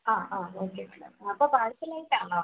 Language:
Malayalam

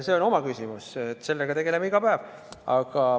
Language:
Estonian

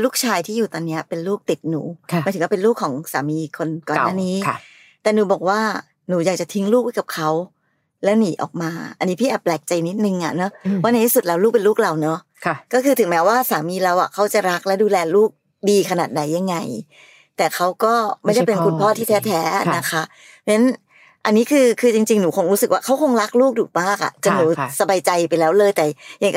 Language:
Thai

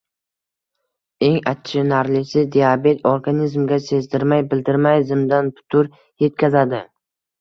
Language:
Uzbek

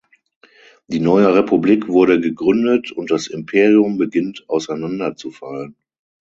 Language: German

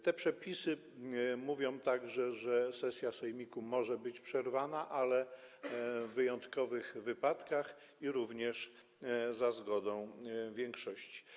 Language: Polish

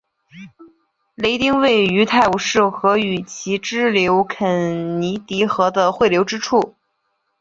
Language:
Chinese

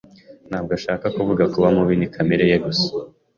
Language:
Kinyarwanda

